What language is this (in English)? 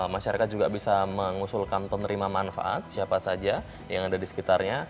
Indonesian